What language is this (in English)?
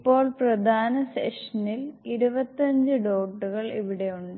Malayalam